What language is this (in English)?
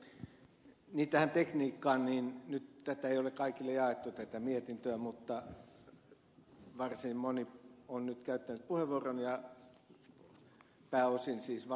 Finnish